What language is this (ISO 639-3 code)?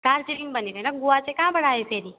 nep